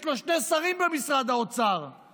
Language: Hebrew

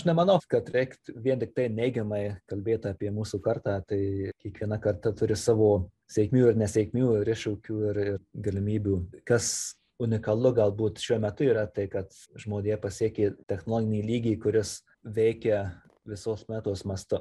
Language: Lithuanian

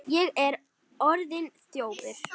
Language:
Icelandic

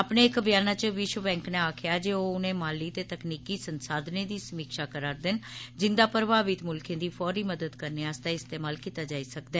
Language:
Dogri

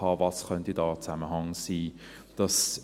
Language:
Swiss German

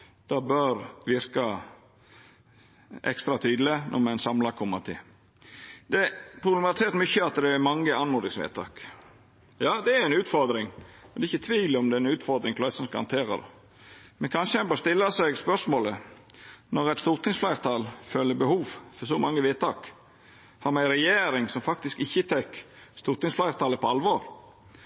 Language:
Norwegian Nynorsk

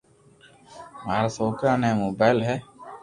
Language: Loarki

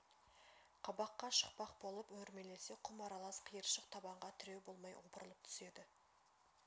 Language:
Kazakh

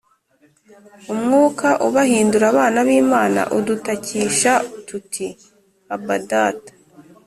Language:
Kinyarwanda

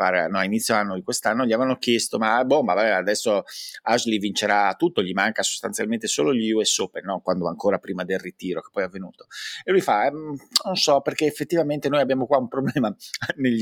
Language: Italian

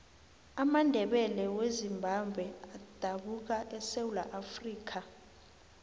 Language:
South Ndebele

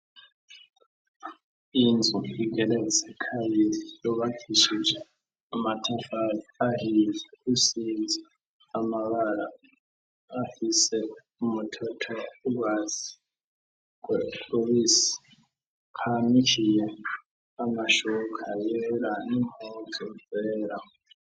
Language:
Rundi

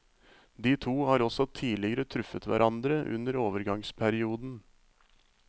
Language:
Norwegian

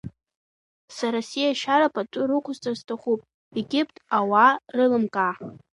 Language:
Abkhazian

